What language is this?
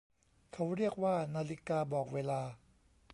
Thai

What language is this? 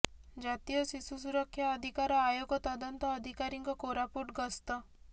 Odia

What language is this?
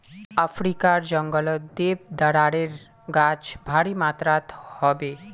Magahi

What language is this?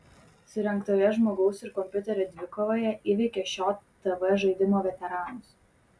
Lithuanian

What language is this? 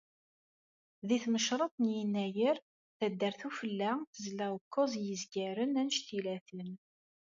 Kabyle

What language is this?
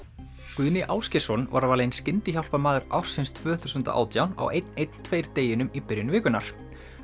Icelandic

